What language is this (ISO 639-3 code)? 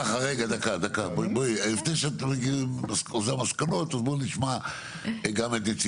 heb